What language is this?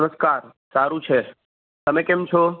Gujarati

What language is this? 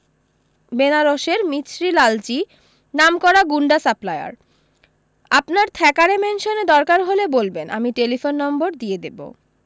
Bangla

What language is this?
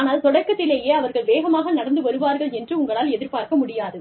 Tamil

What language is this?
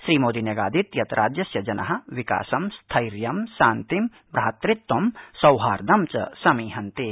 Sanskrit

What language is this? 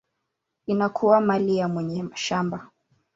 Swahili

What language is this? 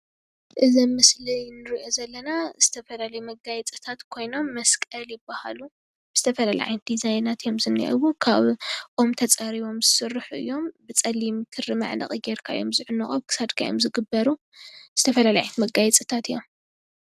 Tigrinya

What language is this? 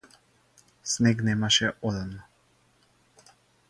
Macedonian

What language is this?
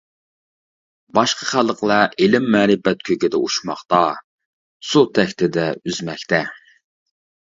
Uyghur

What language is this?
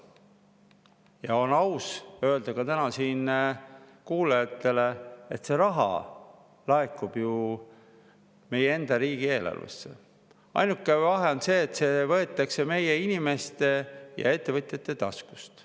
Estonian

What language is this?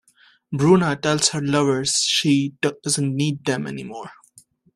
English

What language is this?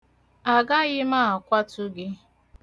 Igbo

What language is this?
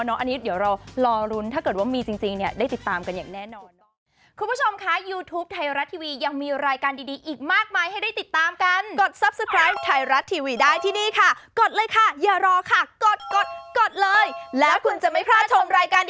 Thai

